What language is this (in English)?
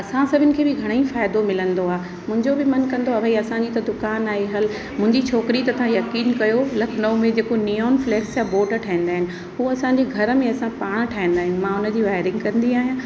Sindhi